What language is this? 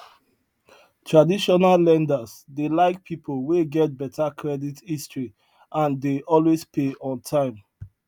Nigerian Pidgin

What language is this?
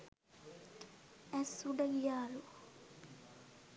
Sinhala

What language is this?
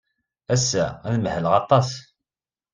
Kabyle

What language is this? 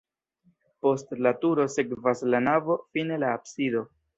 Esperanto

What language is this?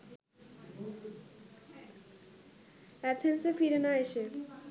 Bangla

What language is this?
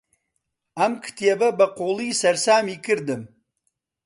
Central Kurdish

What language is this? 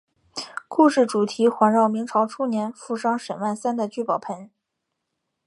Chinese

